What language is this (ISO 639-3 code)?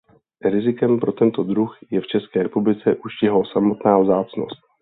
ces